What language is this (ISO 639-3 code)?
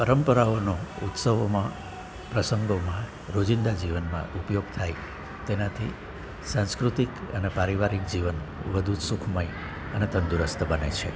guj